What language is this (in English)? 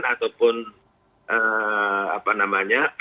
Indonesian